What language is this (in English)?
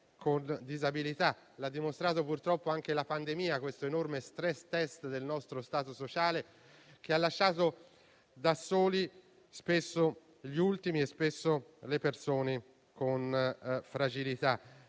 Italian